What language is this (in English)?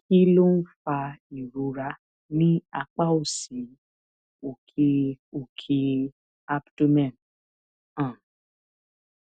Yoruba